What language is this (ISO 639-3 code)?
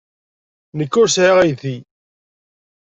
kab